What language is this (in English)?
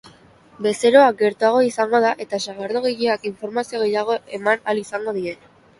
Basque